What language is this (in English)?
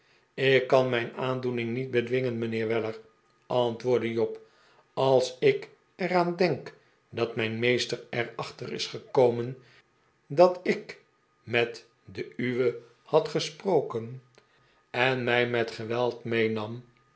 Dutch